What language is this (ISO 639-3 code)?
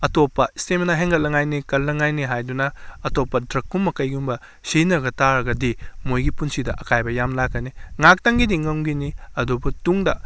mni